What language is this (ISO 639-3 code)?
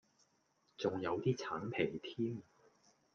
yue